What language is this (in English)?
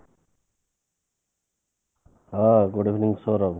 Odia